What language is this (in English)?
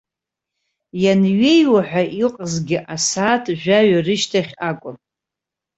Abkhazian